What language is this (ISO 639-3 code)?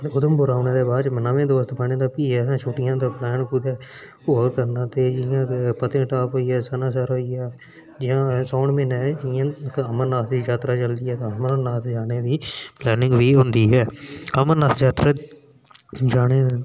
doi